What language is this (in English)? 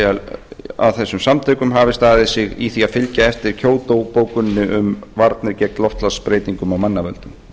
Icelandic